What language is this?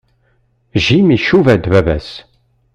Kabyle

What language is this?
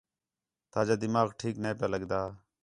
Khetrani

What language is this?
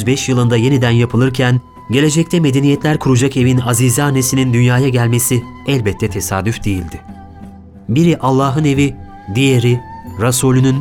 Turkish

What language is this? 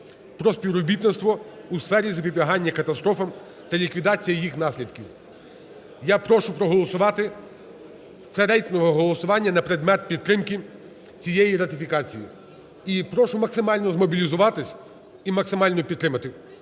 Ukrainian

